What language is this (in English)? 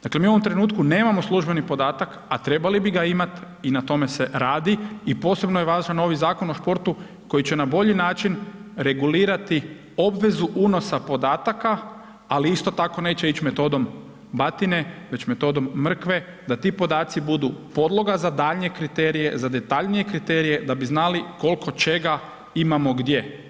Croatian